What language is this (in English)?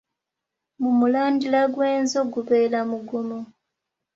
Ganda